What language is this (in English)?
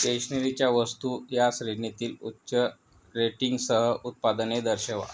Marathi